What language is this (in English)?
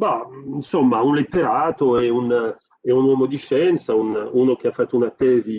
Italian